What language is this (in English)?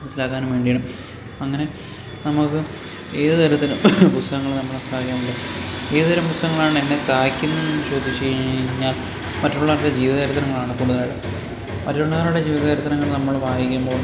Malayalam